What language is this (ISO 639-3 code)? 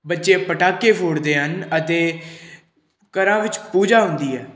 pan